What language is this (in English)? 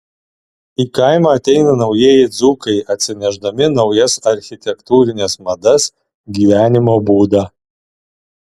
Lithuanian